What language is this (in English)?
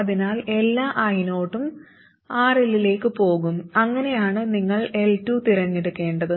Malayalam